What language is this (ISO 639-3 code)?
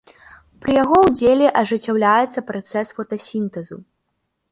bel